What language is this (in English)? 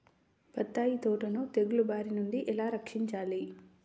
Telugu